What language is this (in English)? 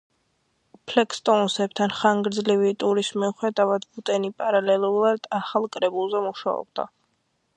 Georgian